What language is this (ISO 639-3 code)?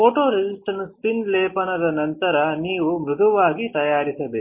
kan